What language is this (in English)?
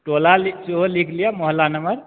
Maithili